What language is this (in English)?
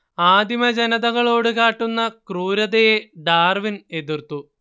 Malayalam